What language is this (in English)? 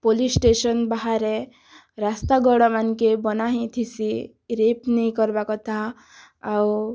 Odia